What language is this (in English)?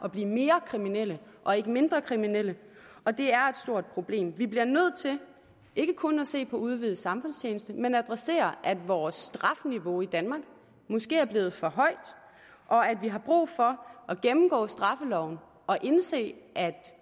Danish